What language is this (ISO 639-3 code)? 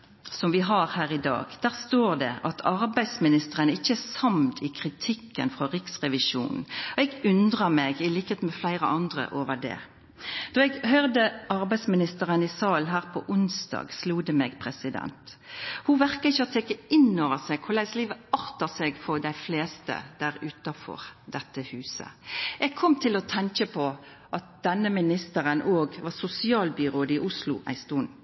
nno